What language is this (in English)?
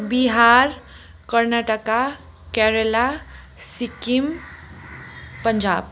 Nepali